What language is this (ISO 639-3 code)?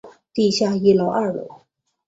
zho